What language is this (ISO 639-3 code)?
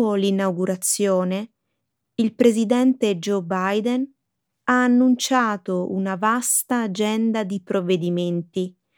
ita